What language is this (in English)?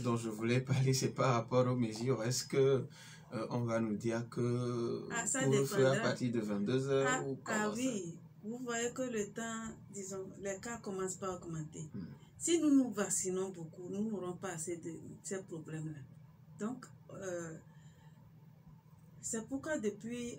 French